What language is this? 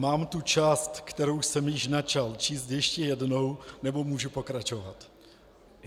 Czech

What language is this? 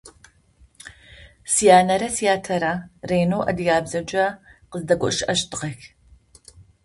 Adyghe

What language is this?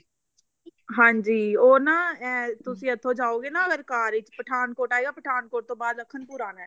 Punjabi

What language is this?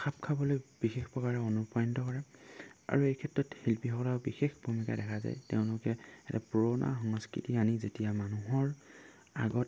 Assamese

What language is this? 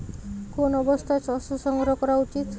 Bangla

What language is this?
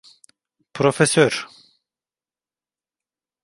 Turkish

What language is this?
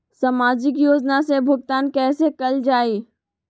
Magahi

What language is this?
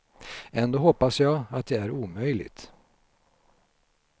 Swedish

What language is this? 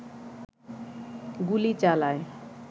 Bangla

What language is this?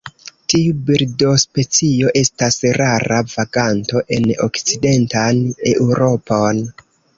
Esperanto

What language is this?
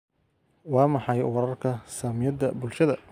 Somali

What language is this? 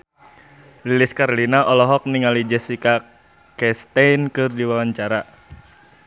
Sundanese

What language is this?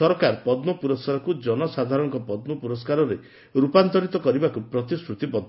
Odia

